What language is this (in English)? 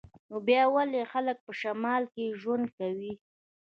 Pashto